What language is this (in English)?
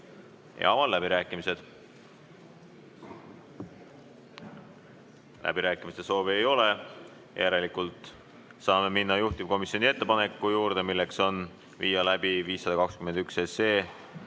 Estonian